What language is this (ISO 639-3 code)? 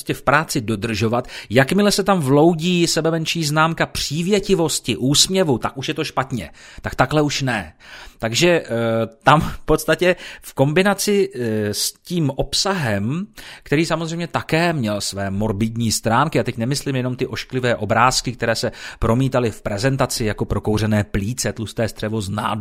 ces